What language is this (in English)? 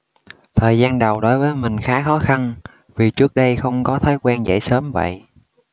Vietnamese